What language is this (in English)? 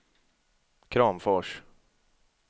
Swedish